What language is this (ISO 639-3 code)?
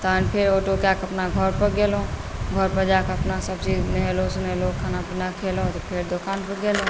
mai